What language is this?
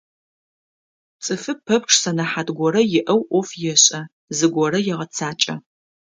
Adyghe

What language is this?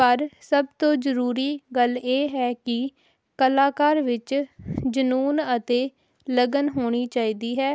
Punjabi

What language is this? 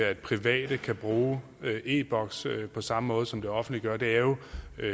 Danish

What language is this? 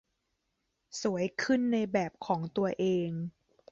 Thai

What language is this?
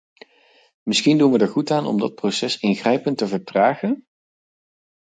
Dutch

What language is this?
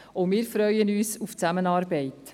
Swiss German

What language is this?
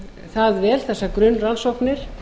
Icelandic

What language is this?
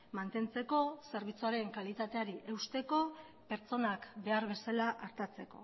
Basque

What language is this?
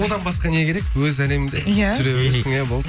Kazakh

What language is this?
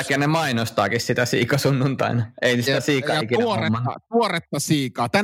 Finnish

